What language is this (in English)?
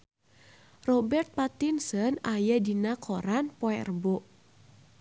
Sundanese